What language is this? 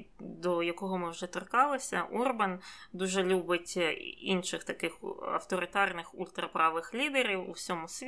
Ukrainian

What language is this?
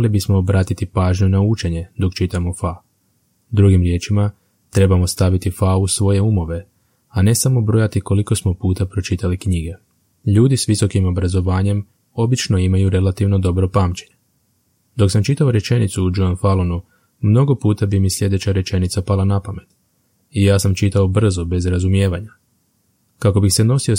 Croatian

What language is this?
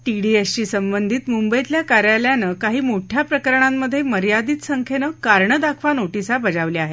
Marathi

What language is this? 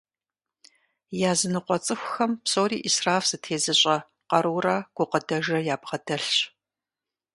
Kabardian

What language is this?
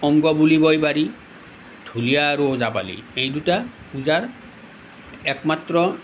Assamese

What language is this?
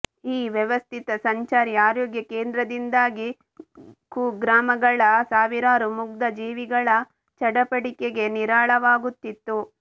Kannada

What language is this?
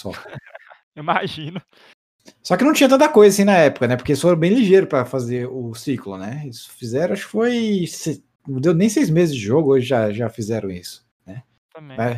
Portuguese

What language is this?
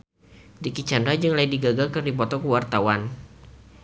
Sundanese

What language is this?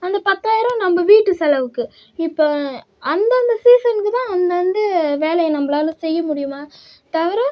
Tamil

